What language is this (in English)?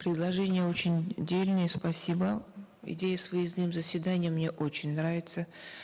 Kazakh